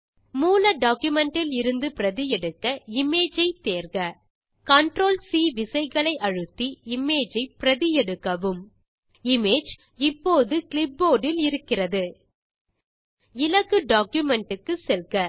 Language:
Tamil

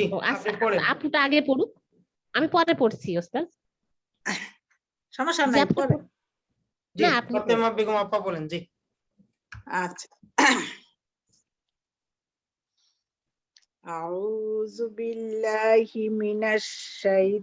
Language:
Indonesian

